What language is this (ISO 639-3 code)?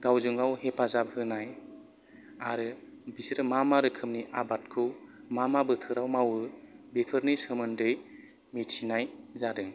brx